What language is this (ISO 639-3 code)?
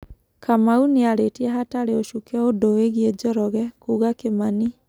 kik